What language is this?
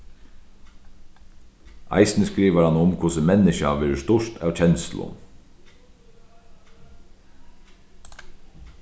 Faroese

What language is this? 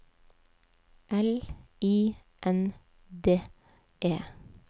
Norwegian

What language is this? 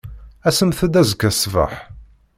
Kabyle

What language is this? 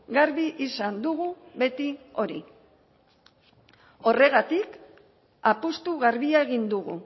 Basque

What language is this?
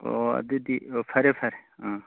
Manipuri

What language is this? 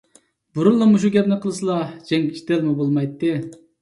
Uyghur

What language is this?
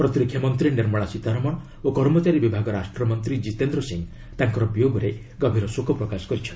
Odia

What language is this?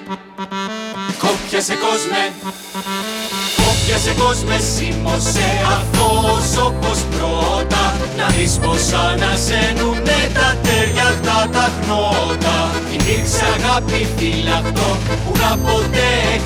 Greek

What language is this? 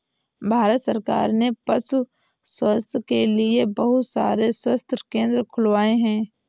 Hindi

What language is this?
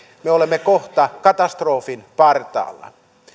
Finnish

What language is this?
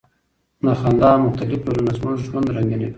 Pashto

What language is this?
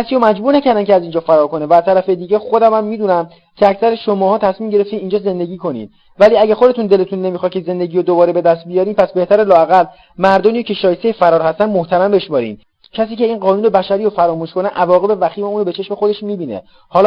Persian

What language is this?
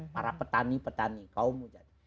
Indonesian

